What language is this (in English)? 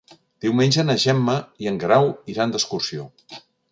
Catalan